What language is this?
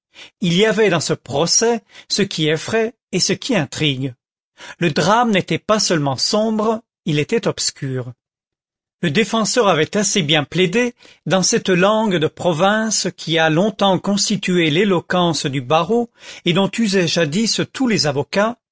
French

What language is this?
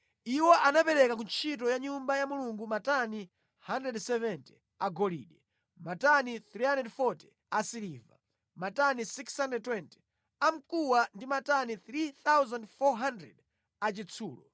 Nyanja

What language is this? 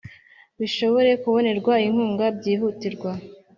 Kinyarwanda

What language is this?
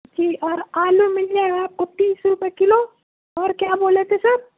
Urdu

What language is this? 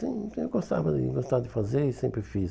Portuguese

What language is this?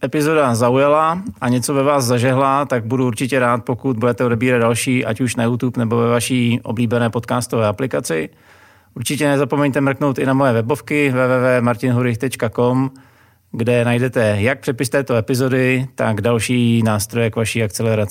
Czech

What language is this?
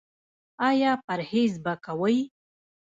Pashto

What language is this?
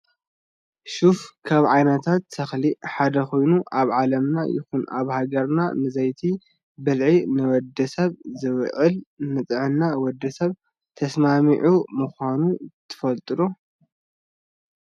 Tigrinya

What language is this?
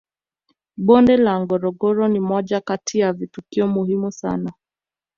Swahili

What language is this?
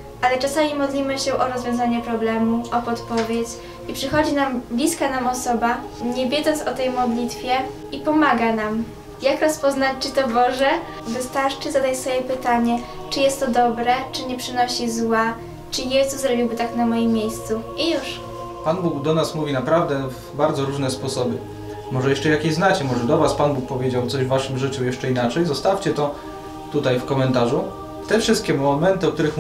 Polish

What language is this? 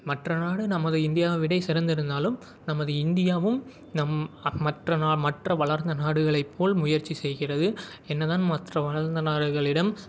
Tamil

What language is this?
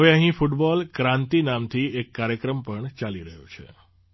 Gujarati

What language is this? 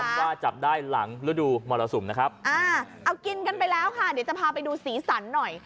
Thai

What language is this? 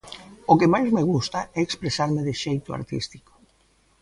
Galician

